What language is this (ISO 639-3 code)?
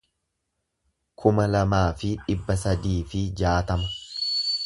orm